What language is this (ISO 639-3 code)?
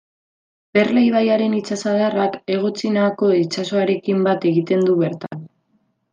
eus